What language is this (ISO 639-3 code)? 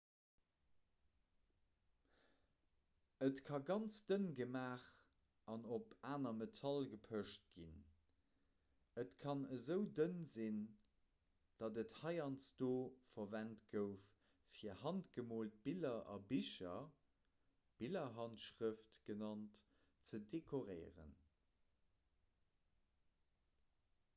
ltz